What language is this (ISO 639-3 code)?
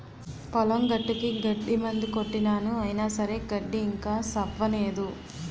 tel